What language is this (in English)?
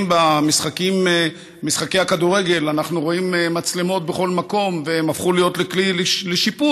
Hebrew